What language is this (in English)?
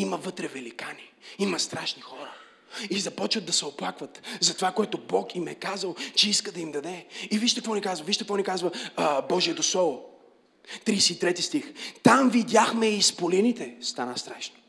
Bulgarian